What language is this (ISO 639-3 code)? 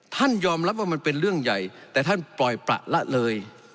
tha